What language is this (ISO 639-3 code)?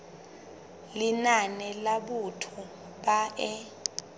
sot